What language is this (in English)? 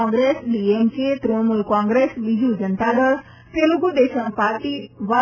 Gujarati